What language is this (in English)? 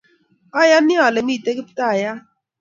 Kalenjin